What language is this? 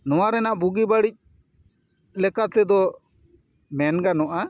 Santali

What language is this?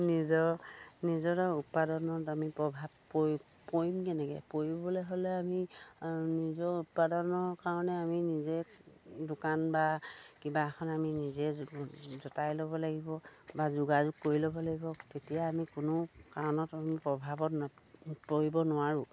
Assamese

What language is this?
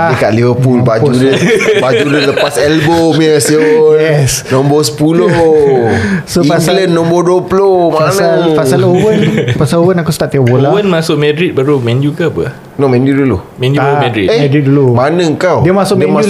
Malay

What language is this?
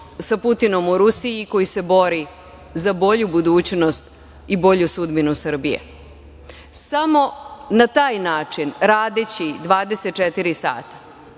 Serbian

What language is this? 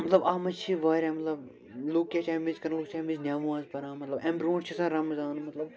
Kashmiri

